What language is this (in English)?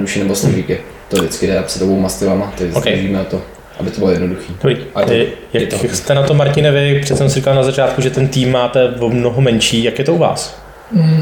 Czech